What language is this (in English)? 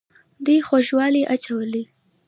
Pashto